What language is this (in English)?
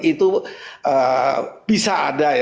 Indonesian